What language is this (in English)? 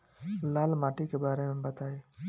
Bhojpuri